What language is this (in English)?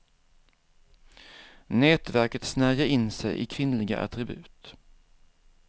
Swedish